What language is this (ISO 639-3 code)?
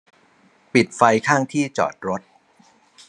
tha